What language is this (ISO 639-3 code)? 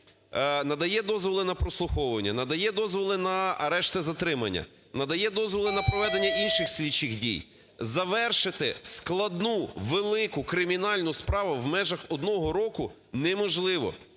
ukr